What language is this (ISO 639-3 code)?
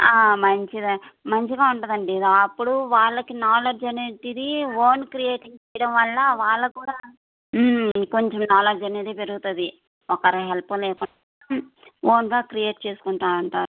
tel